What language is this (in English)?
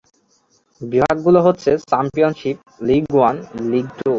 Bangla